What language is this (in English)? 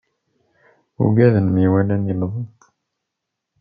Kabyle